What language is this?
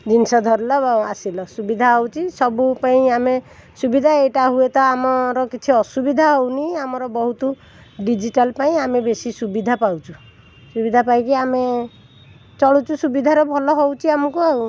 Odia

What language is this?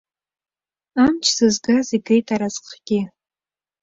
Abkhazian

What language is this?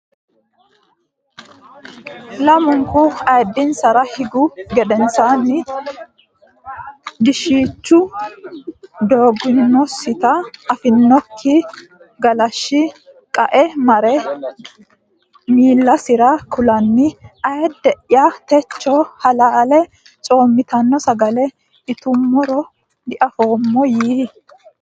Sidamo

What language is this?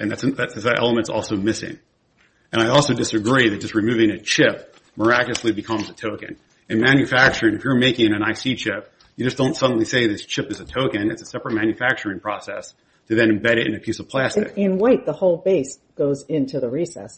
English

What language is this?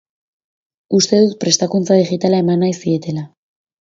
Basque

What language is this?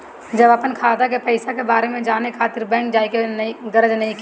Bhojpuri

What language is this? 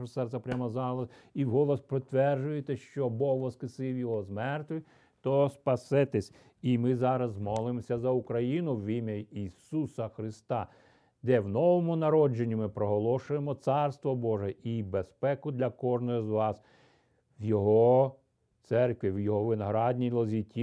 Ukrainian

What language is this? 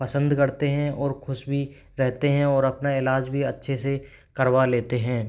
Hindi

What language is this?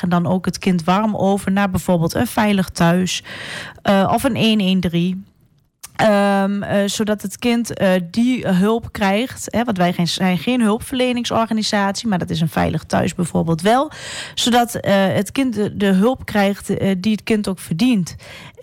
Dutch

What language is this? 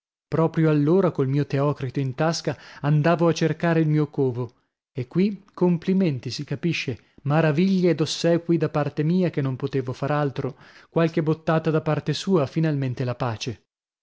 Italian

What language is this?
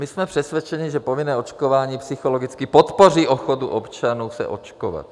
Czech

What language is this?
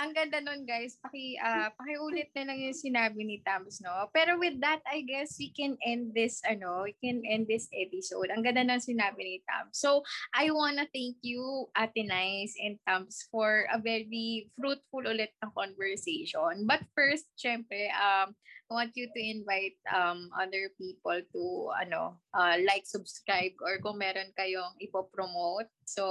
Filipino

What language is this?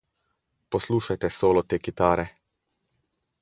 Slovenian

